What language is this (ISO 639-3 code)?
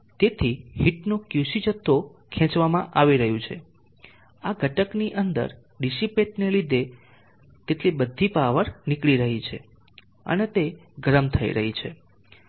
guj